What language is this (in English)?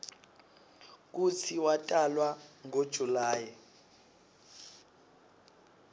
Swati